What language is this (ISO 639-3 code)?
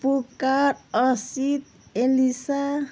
nep